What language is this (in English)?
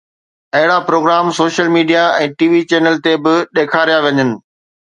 Sindhi